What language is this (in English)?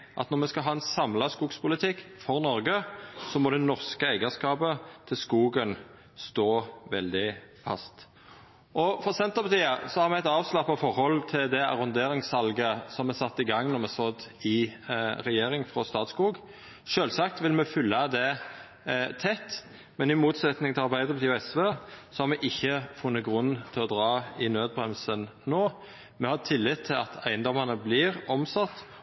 Norwegian Nynorsk